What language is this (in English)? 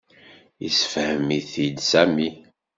Kabyle